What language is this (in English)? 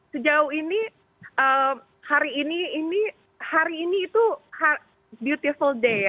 Indonesian